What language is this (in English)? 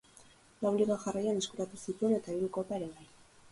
Basque